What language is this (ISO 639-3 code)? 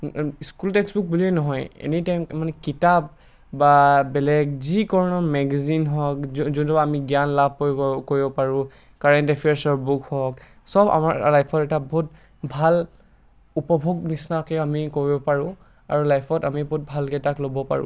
asm